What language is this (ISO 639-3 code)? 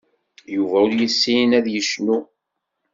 kab